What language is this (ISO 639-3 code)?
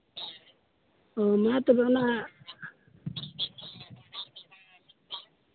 sat